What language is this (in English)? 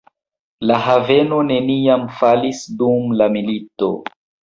Esperanto